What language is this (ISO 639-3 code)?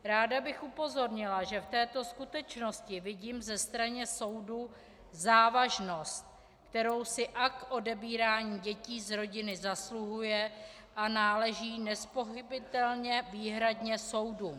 ces